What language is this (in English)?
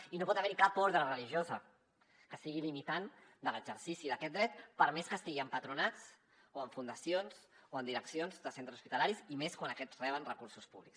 Catalan